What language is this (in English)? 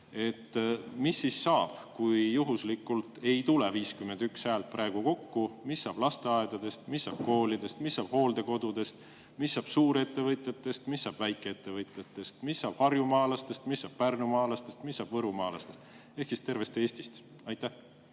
Estonian